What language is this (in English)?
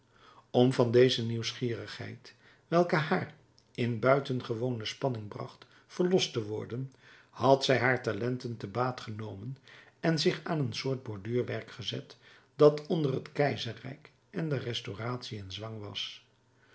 Dutch